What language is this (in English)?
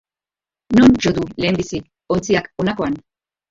Basque